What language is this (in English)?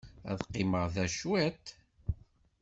Kabyle